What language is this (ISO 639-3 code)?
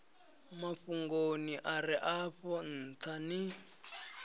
ven